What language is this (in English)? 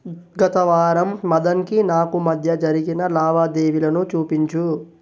Telugu